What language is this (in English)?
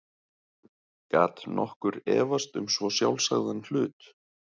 Icelandic